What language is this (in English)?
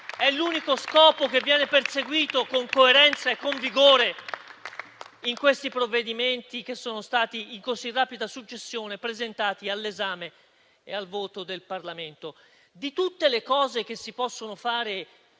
Italian